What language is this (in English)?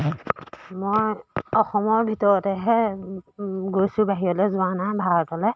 Assamese